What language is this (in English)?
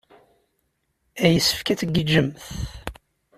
Kabyle